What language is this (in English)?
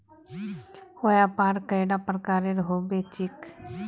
Magahi